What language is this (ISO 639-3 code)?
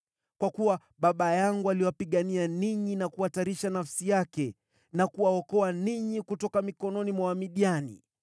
swa